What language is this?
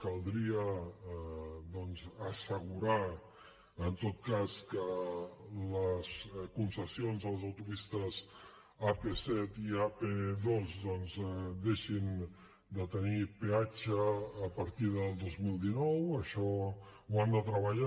Catalan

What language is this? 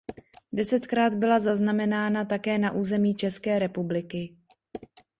Czech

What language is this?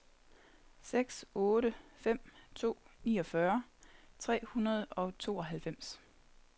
Danish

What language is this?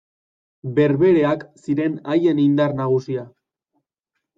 Basque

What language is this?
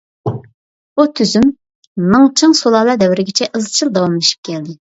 Uyghur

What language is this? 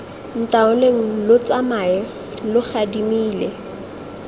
Tswana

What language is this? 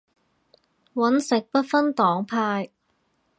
Cantonese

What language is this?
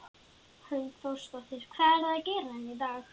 Icelandic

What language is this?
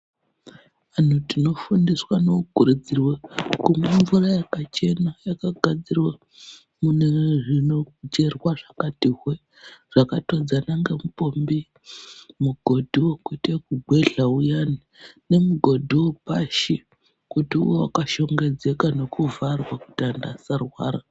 Ndau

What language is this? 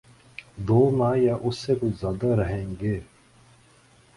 Urdu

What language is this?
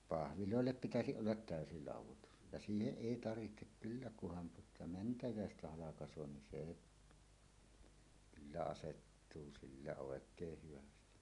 Finnish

